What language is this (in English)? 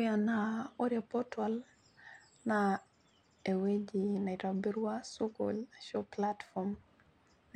Masai